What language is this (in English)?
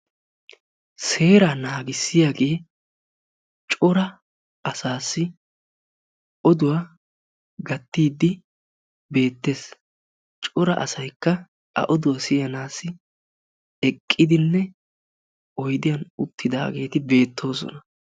Wolaytta